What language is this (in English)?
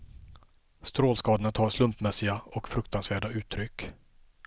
Swedish